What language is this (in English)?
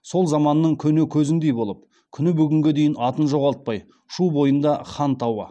Kazakh